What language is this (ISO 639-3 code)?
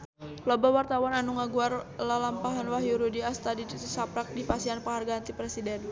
sun